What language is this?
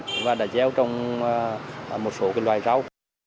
Vietnamese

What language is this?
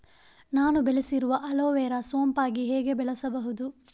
Kannada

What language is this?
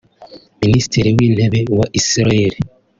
Kinyarwanda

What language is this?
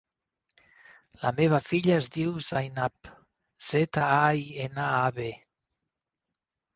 Catalan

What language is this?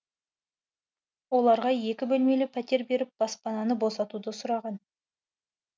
Kazakh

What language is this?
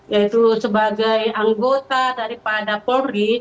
Indonesian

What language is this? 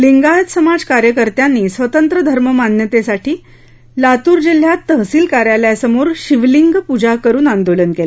Marathi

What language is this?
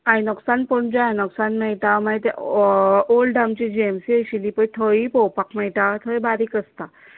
Konkani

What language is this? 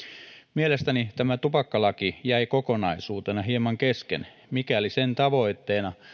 Finnish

